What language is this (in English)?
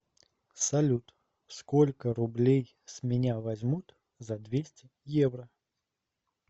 Russian